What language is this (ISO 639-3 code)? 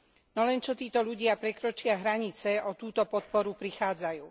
slk